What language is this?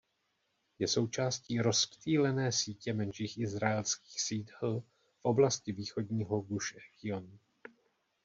Czech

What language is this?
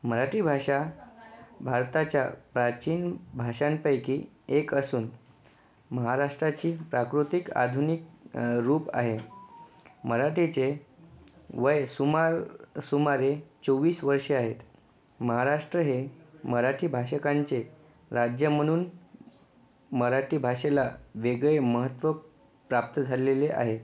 Marathi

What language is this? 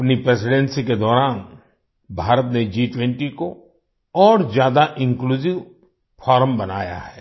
Hindi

